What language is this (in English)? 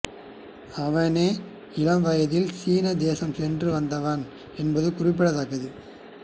Tamil